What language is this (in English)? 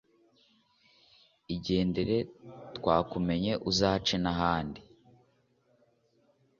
Kinyarwanda